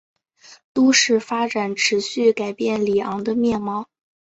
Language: Chinese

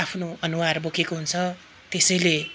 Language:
Nepali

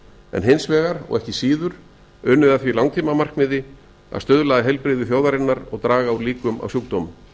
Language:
Icelandic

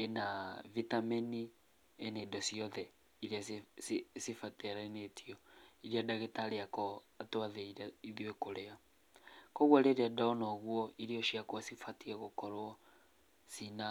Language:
Kikuyu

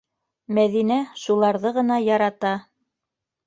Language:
Bashkir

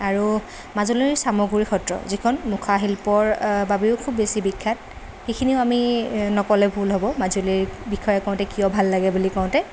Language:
Assamese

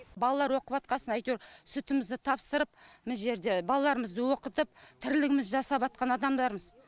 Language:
Kazakh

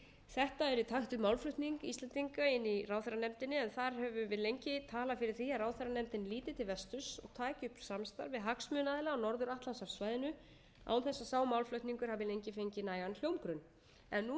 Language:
Icelandic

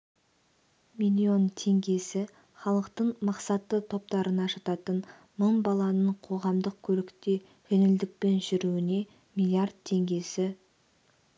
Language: Kazakh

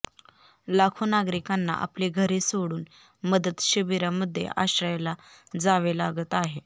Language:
Marathi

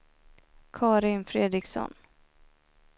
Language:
Swedish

